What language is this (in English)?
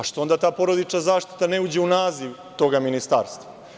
Serbian